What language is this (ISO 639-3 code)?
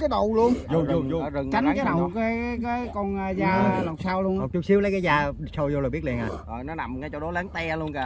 vie